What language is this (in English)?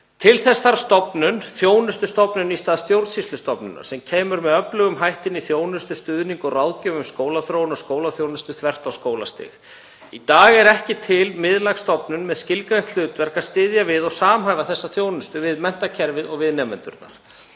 Icelandic